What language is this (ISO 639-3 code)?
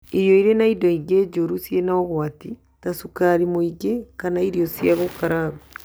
kik